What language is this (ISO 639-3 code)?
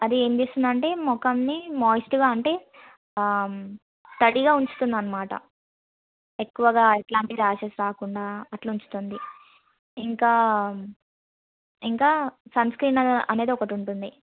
tel